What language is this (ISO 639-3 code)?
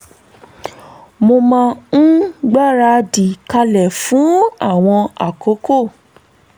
yor